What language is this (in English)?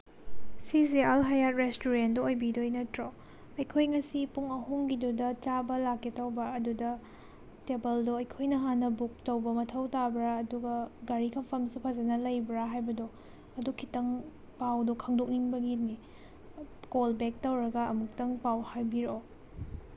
Manipuri